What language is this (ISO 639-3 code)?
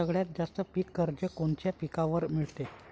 mar